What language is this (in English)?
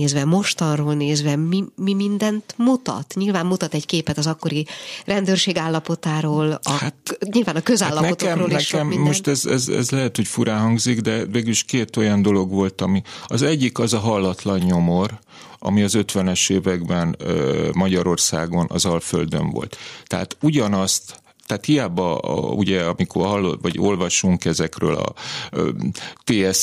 Hungarian